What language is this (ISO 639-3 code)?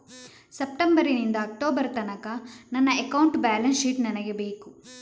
kan